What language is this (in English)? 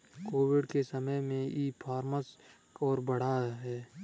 Hindi